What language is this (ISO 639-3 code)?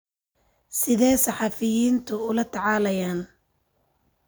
som